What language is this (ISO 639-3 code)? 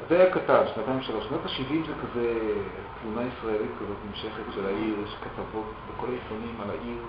heb